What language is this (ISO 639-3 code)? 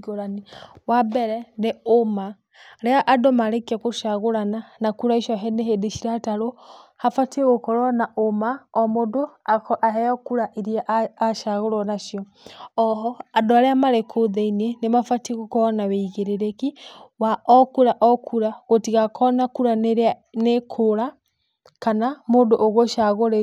kik